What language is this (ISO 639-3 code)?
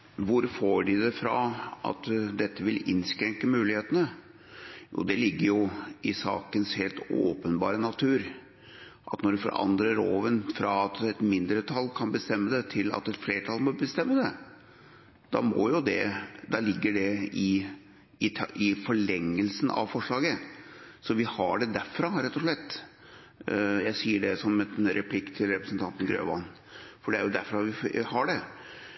nob